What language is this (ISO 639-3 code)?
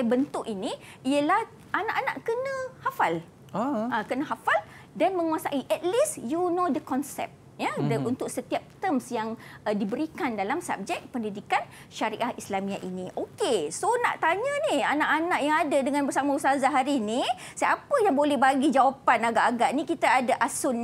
msa